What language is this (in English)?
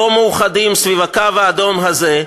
Hebrew